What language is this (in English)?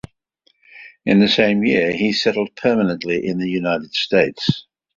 English